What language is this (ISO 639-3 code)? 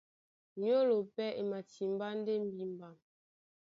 dua